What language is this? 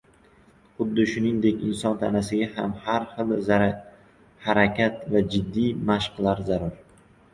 Uzbek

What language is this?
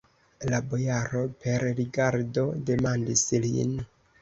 Esperanto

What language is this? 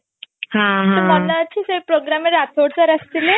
Odia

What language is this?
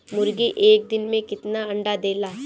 Bhojpuri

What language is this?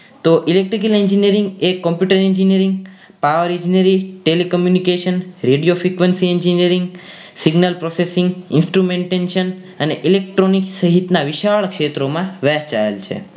Gujarati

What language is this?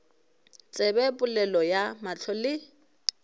Northern Sotho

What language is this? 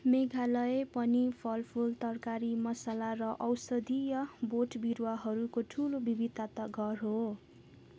Nepali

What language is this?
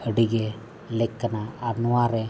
Santali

